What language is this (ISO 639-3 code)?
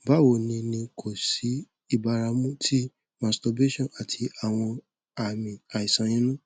yor